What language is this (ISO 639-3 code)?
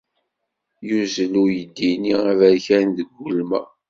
kab